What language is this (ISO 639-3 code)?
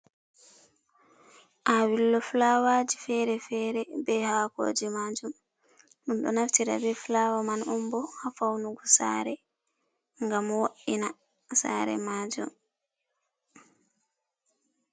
ful